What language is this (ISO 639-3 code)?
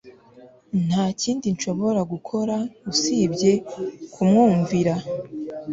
kin